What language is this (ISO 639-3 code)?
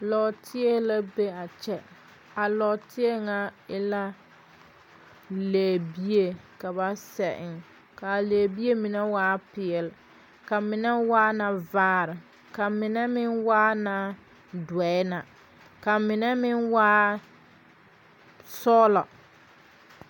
dga